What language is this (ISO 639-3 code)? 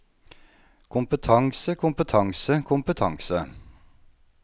nor